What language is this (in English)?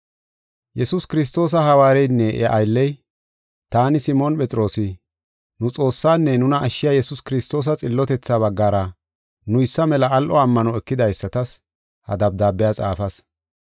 Gofa